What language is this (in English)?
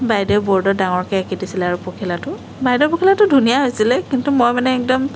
Assamese